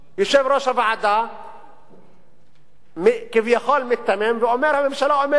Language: Hebrew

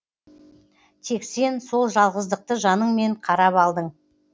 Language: Kazakh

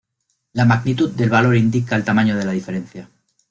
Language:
Spanish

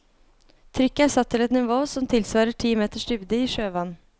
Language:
Norwegian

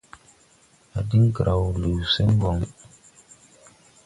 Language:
Tupuri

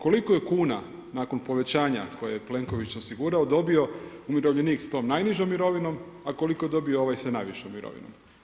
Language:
Croatian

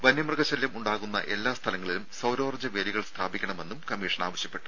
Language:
Malayalam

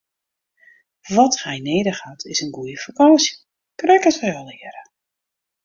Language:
Western Frisian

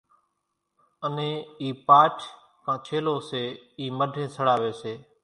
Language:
Kachi Koli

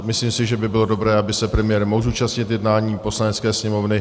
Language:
Czech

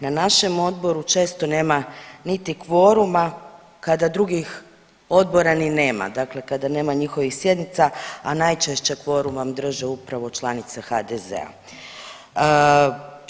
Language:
Croatian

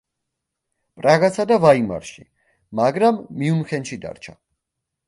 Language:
Georgian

